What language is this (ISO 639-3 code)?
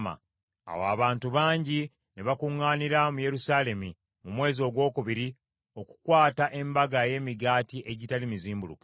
lug